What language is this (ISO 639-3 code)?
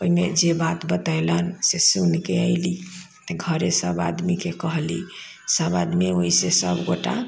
mai